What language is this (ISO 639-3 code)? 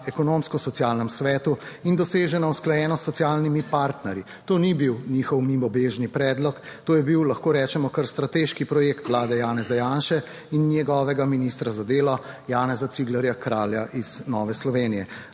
slv